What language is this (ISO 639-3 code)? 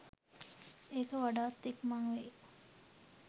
sin